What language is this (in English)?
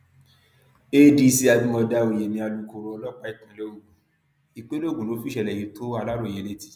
Yoruba